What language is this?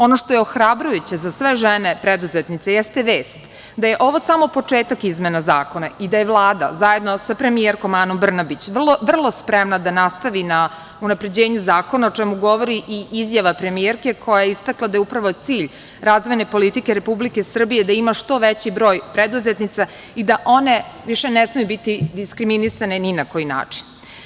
Serbian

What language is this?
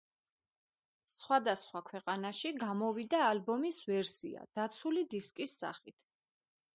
Georgian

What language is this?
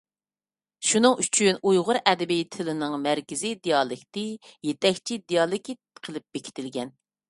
Uyghur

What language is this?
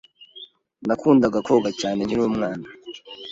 Kinyarwanda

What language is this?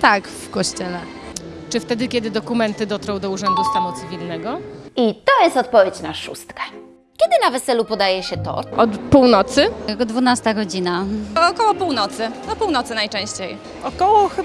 Polish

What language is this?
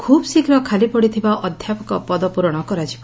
Odia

